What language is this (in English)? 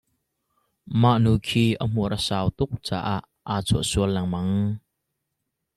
Hakha Chin